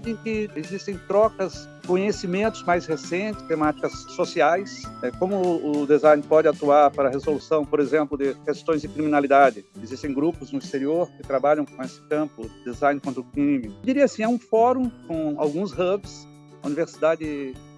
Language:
Portuguese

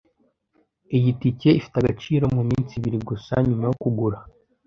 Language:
Kinyarwanda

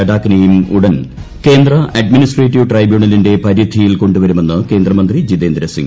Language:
Malayalam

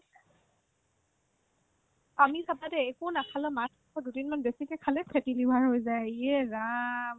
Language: Assamese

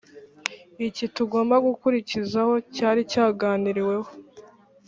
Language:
Kinyarwanda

